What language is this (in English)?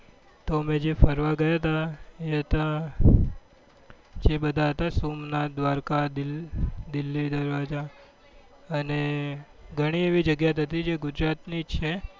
Gujarati